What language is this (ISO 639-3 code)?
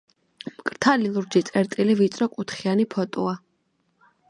kat